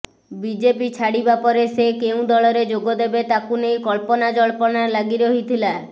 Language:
Odia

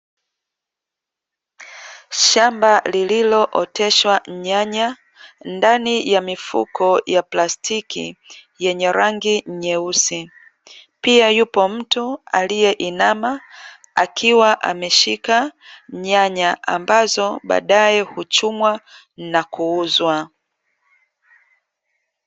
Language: Swahili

